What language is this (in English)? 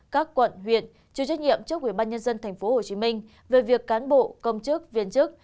Vietnamese